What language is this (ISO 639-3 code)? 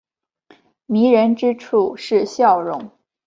zho